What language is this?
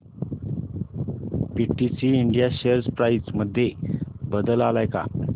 Marathi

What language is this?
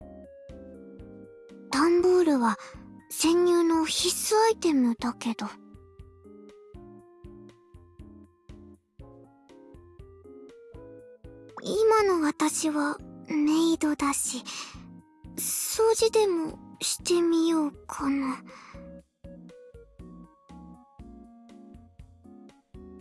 Japanese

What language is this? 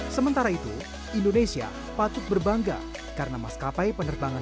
Indonesian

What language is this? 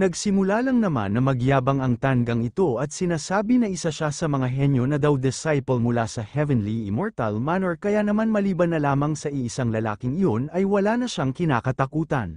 Filipino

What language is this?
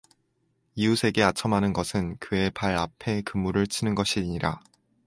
Korean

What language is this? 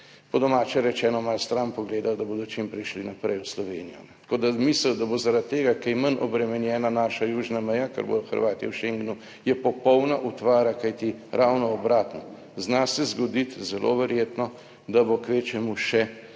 Slovenian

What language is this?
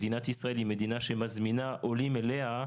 Hebrew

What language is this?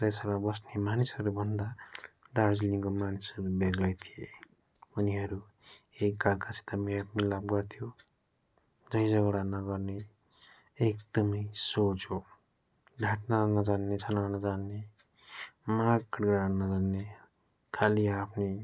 Nepali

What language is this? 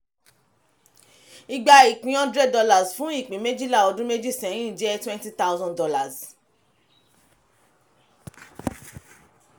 Yoruba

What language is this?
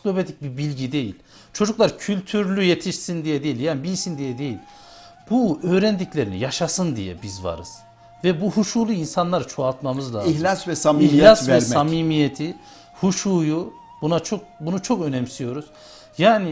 Turkish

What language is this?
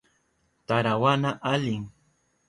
Southern Pastaza Quechua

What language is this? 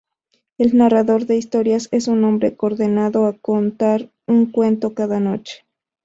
Spanish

